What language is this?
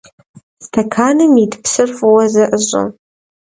Kabardian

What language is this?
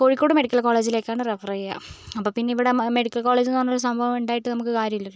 Malayalam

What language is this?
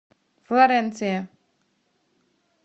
Russian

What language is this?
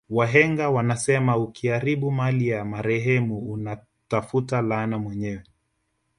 Swahili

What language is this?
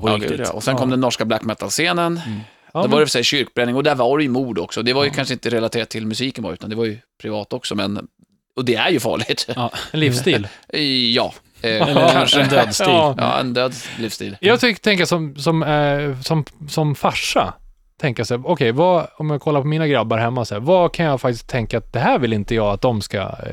Swedish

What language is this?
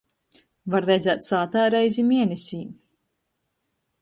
Latgalian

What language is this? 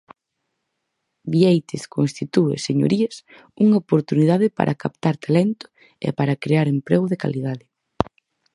Galician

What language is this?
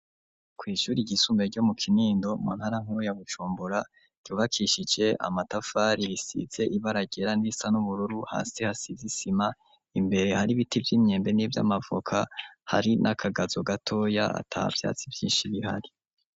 Rundi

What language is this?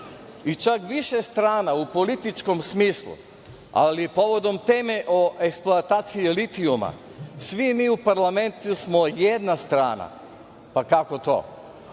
Serbian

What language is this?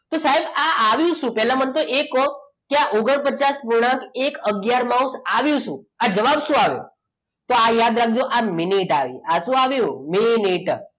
Gujarati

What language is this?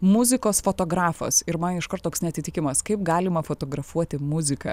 Lithuanian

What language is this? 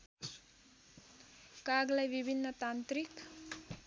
Nepali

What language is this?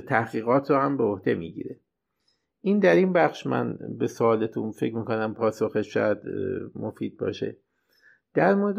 Persian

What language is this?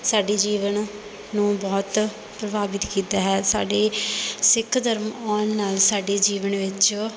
Punjabi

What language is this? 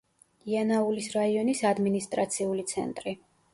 Georgian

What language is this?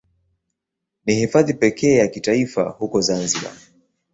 Swahili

